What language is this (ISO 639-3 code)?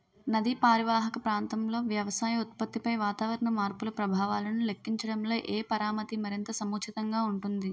tel